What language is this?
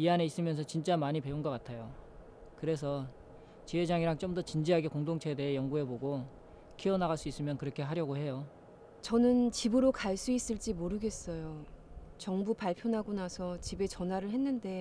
Korean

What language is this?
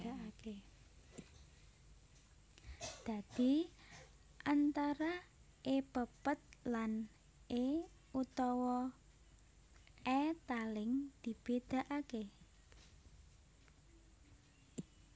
Javanese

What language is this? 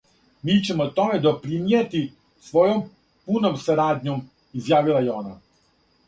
Serbian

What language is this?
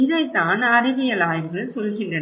Tamil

